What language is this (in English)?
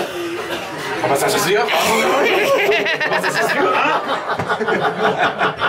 Dutch